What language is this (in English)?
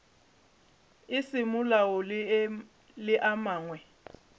Northern Sotho